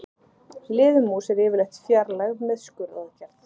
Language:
Icelandic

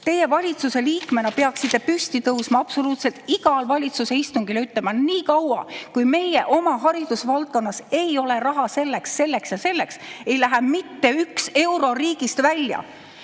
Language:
Estonian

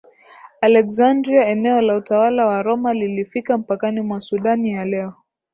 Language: Swahili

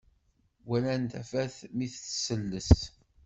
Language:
Kabyle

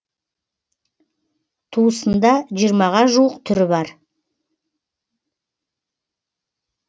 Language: Kazakh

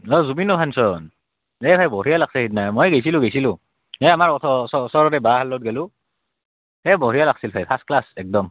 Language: Assamese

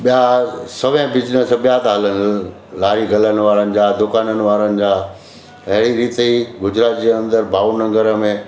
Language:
Sindhi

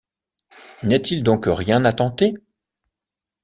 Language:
French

